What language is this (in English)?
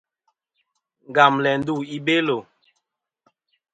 Kom